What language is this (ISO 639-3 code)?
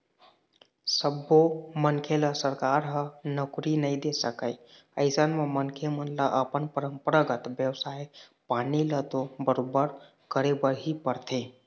hne